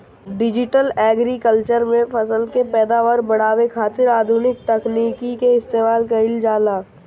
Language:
Bhojpuri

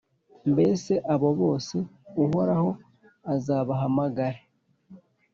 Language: Kinyarwanda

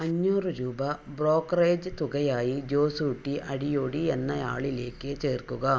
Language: Malayalam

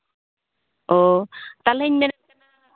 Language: Santali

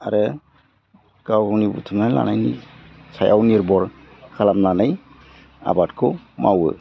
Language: Bodo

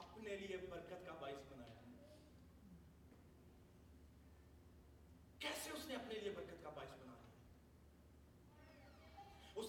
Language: Urdu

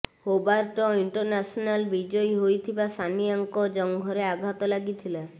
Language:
Odia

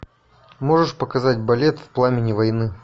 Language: Russian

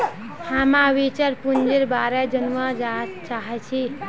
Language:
Magahi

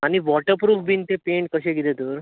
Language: Konkani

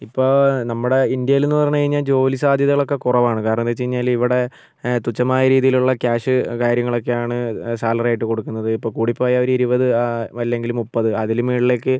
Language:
Malayalam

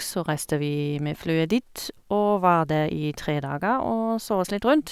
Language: Norwegian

